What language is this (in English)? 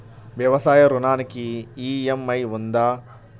Telugu